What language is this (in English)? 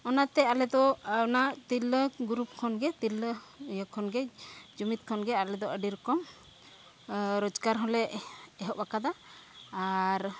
Santali